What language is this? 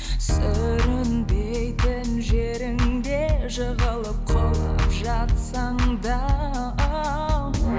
Kazakh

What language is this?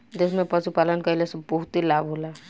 Bhojpuri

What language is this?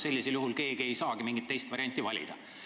Estonian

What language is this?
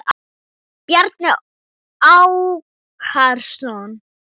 Icelandic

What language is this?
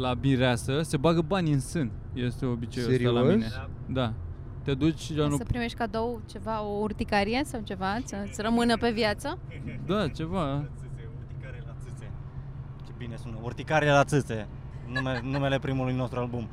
Romanian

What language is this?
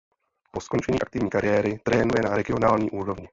Czech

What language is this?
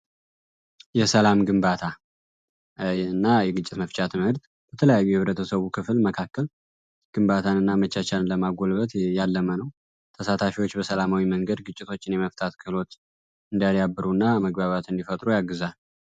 Amharic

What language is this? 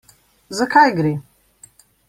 Slovenian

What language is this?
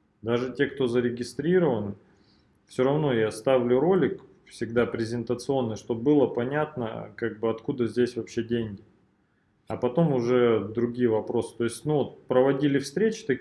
Russian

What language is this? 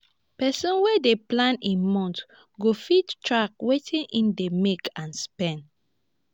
Nigerian Pidgin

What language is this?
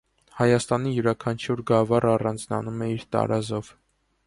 Armenian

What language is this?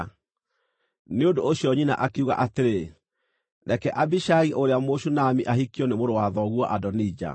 Kikuyu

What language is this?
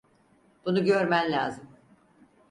Turkish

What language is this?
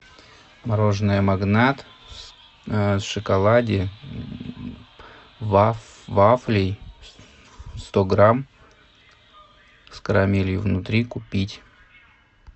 Russian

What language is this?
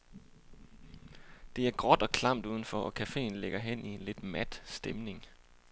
Danish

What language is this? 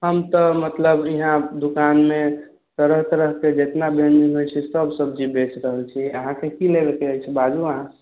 Maithili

